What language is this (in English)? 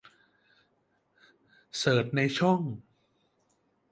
Thai